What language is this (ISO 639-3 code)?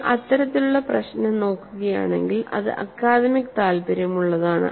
mal